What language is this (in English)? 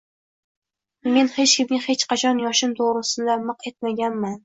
Uzbek